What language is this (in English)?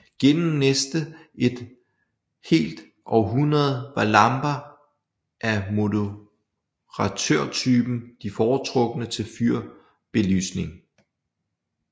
Danish